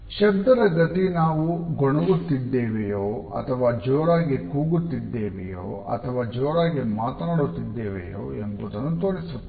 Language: Kannada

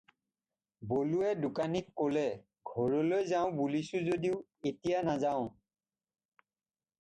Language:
Assamese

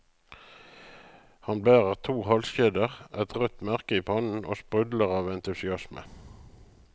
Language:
Norwegian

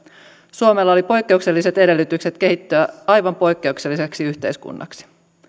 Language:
Finnish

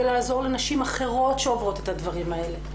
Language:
Hebrew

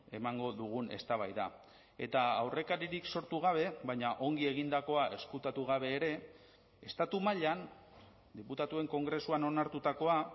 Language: Basque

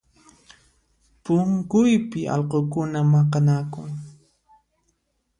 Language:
Puno Quechua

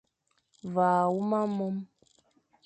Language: Fang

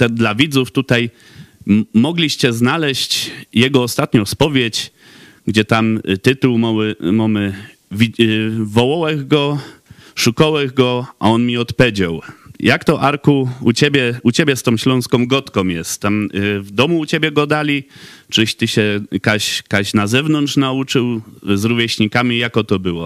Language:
Polish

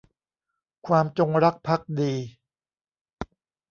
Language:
Thai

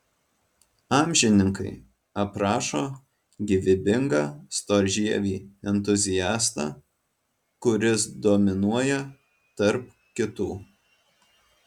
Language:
Lithuanian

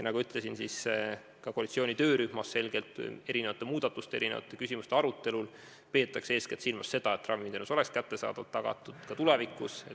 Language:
Estonian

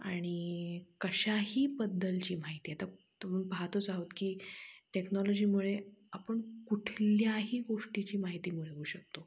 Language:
Marathi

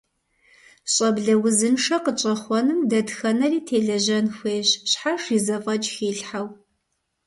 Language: Kabardian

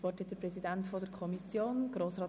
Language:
Swiss German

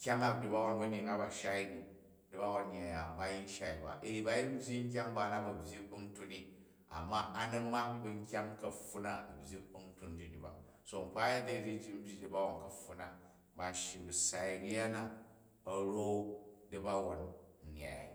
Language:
Jju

